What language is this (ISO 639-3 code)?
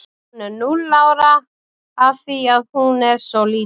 isl